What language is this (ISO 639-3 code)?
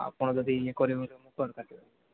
ori